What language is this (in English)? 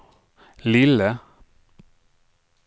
Swedish